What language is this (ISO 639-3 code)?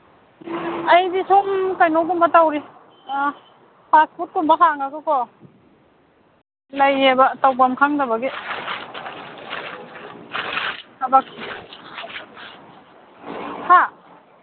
mni